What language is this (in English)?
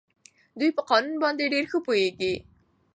Pashto